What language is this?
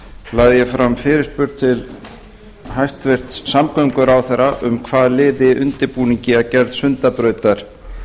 Icelandic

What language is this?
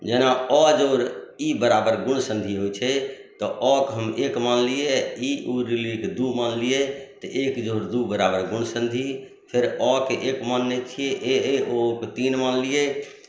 Maithili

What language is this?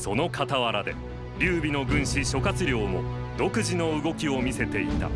Japanese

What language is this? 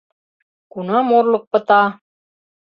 Mari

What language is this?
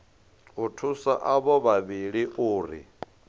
Venda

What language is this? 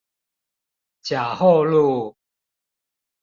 Chinese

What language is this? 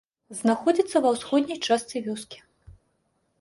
Belarusian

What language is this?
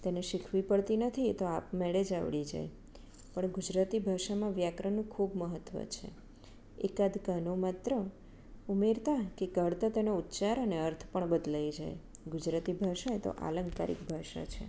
Gujarati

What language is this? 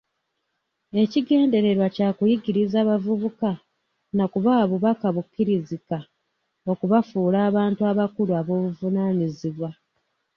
Ganda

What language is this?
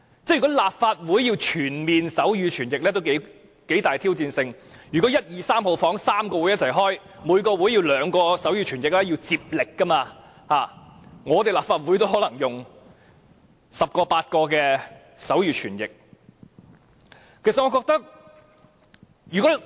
Cantonese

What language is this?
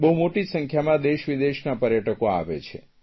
Gujarati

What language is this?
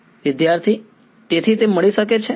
Gujarati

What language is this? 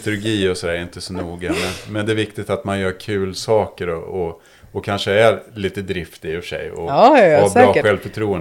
Swedish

